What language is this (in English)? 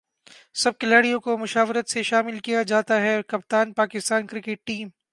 Urdu